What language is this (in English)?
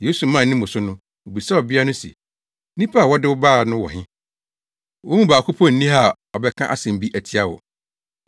Akan